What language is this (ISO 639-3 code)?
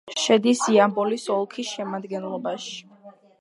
kat